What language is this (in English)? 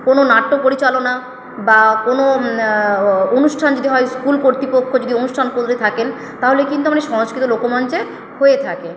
Bangla